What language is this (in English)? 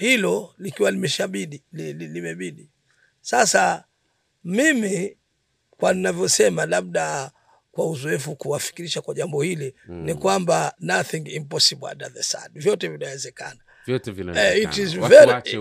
Swahili